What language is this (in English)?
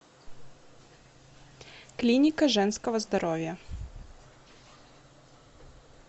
Russian